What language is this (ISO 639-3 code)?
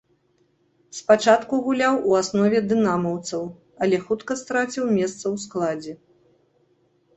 bel